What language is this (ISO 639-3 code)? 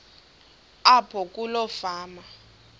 xho